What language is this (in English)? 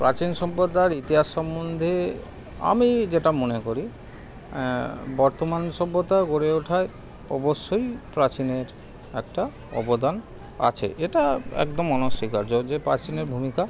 Bangla